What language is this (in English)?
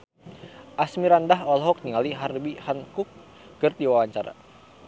Sundanese